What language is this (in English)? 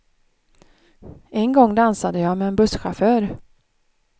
Swedish